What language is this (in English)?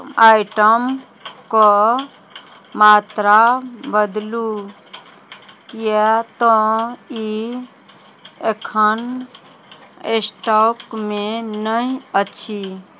Maithili